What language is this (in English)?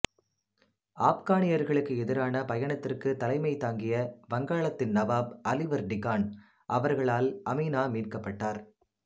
Tamil